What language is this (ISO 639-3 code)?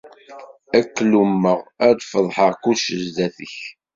kab